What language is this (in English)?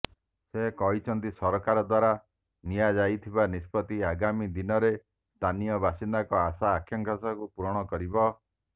Odia